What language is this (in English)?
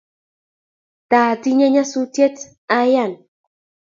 Kalenjin